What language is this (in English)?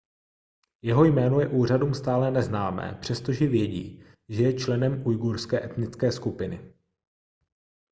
Czech